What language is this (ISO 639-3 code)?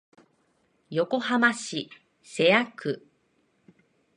jpn